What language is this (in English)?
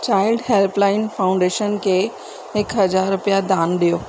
Sindhi